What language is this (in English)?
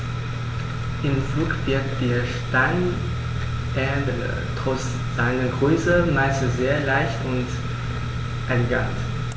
German